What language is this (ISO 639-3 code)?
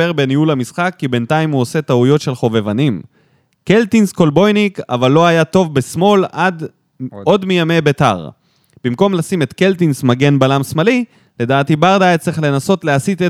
heb